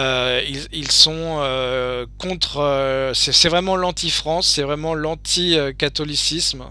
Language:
French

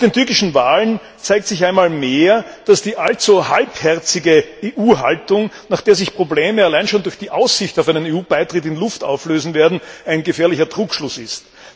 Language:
German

